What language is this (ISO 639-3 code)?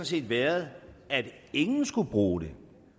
dan